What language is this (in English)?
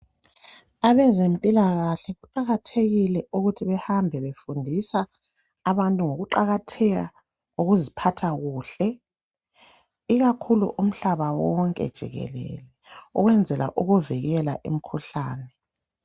North Ndebele